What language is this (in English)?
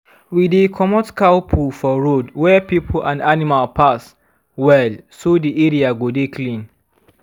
Nigerian Pidgin